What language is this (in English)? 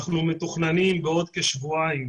Hebrew